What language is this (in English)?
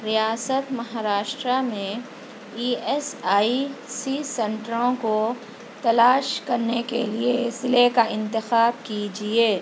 Urdu